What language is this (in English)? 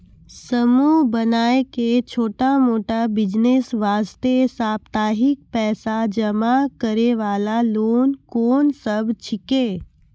Maithili